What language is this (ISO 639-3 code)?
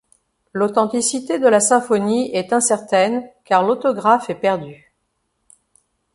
fra